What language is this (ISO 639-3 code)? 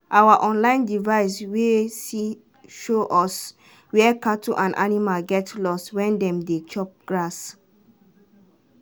pcm